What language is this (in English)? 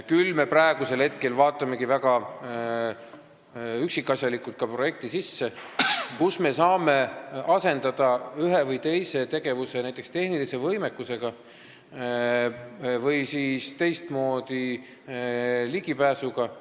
Estonian